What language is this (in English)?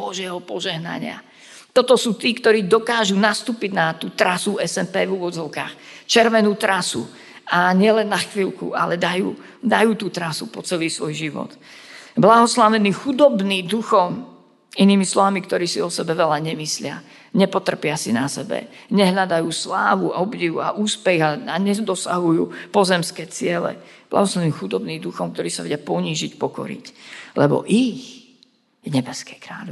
Slovak